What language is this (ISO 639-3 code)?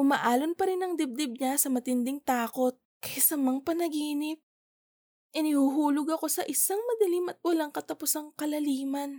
fil